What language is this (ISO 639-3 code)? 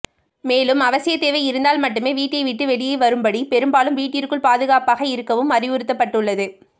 tam